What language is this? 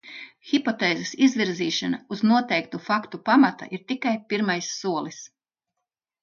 Latvian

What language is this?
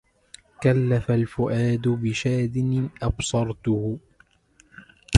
Arabic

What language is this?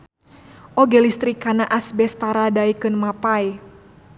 Sundanese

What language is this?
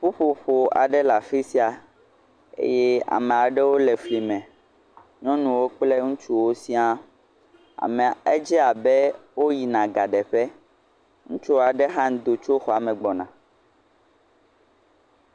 Ewe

